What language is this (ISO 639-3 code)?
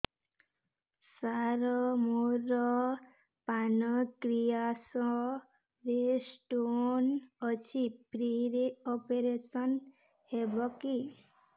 ori